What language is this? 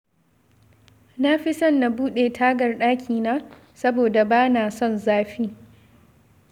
Hausa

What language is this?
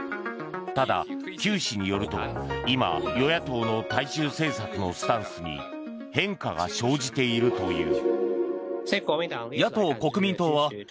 Japanese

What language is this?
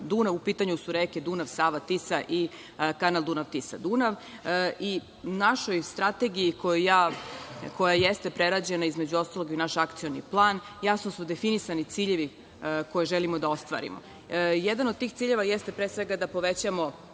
Serbian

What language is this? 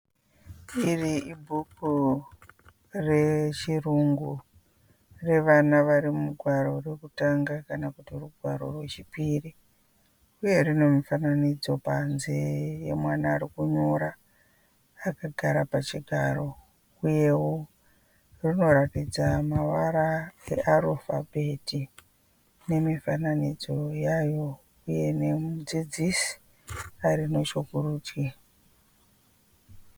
Shona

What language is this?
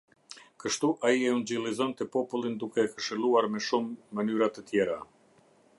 Albanian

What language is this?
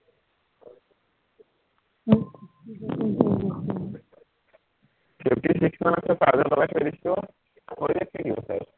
Assamese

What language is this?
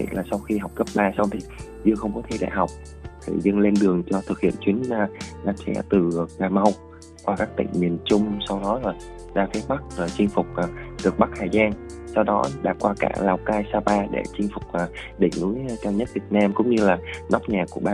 Vietnamese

